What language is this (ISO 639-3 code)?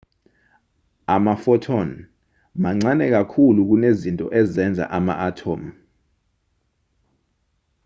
zul